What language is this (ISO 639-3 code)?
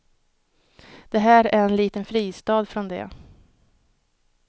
swe